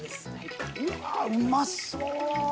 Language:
Japanese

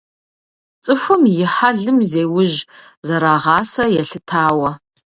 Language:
Kabardian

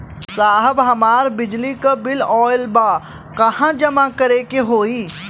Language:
Bhojpuri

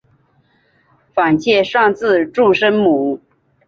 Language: Chinese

